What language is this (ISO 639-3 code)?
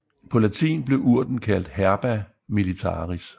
dan